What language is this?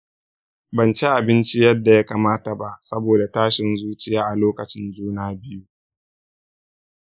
Hausa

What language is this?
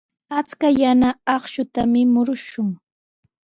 Sihuas Ancash Quechua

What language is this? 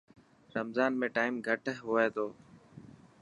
Dhatki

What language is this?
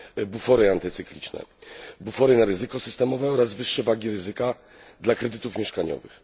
Polish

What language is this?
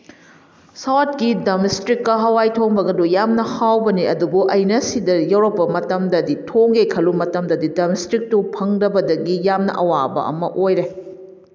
Manipuri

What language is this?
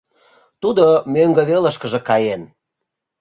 Mari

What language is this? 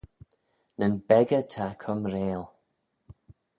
Manx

